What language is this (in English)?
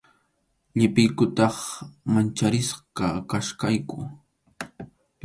Arequipa-La Unión Quechua